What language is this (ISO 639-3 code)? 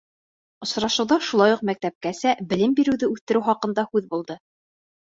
bak